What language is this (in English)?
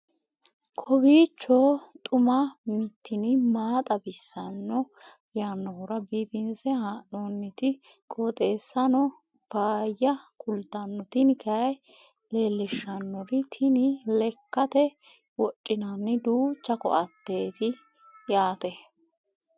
Sidamo